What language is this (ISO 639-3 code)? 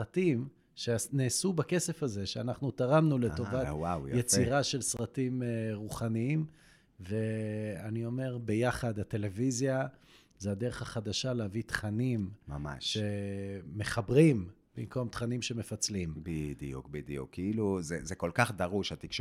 heb